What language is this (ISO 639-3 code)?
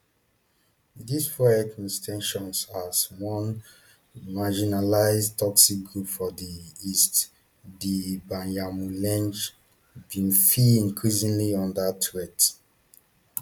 pcm